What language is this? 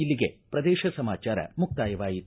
Kannada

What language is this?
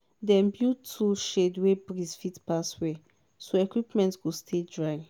Nigerian Pidgin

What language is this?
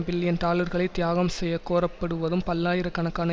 Tamil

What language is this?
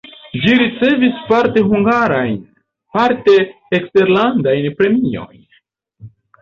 Esperanto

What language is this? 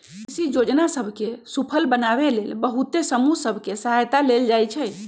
Magahi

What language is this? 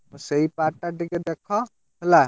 Odia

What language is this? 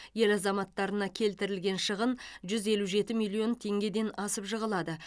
Kazakh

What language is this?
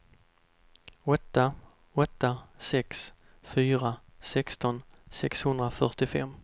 Swedish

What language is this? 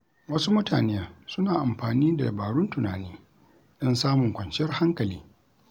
Hausa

